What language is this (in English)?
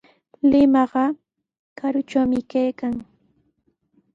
Sihuas Ancash Quechua